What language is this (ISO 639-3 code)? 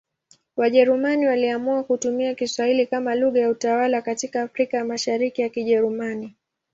swa